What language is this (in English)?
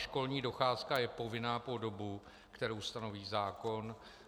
Czech